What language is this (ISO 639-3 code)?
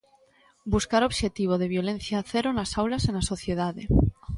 glg